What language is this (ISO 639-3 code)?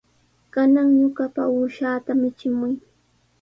qws